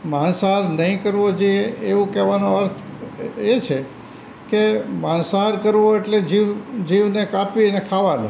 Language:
Gujarati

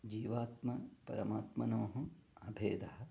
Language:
Sanskrit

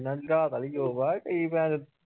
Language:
Punjabi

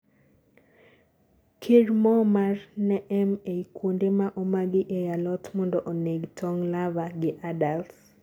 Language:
Luo (Kenya and Tanzania)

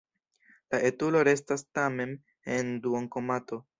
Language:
Esperanto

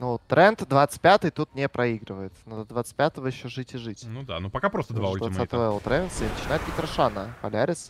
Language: Russian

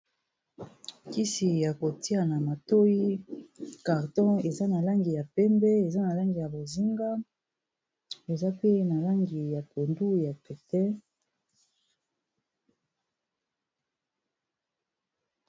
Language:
Lingala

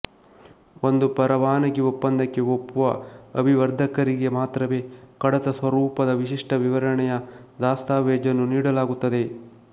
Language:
Kannada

